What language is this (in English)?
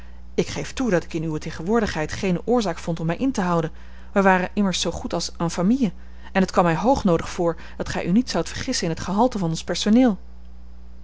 Dutch